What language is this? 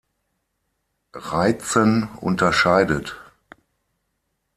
German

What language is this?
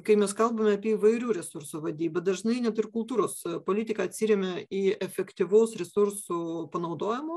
Lithuanian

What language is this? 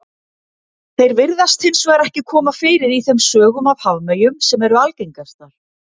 Icelandic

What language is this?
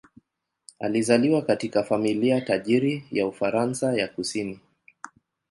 Swahili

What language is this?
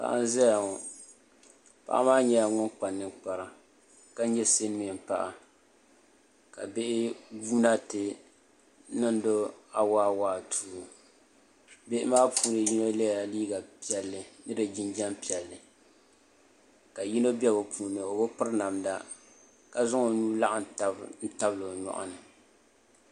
Dagbani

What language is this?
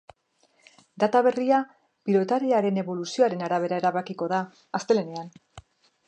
Basque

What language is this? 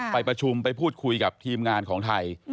Thai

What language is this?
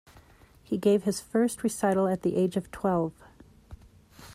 English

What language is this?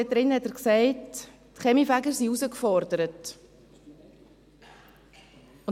Swiss German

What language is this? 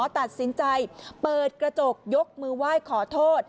Thai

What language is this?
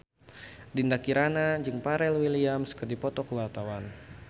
Sundanese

